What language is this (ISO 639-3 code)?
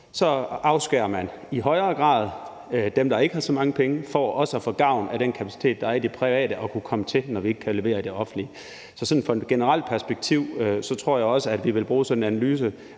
dan